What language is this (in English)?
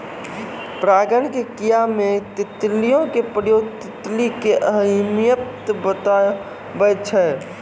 Maithili